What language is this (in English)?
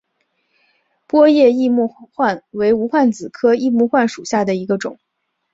Chinese